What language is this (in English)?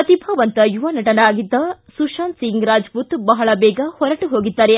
Kannada